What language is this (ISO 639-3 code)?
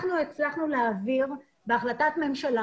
heb